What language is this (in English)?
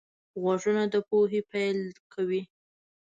Pashto